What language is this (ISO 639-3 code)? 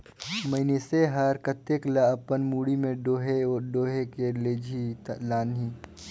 hne